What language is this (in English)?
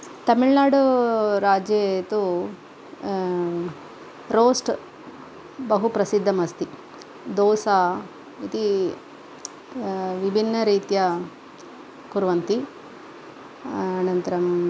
Sanskrit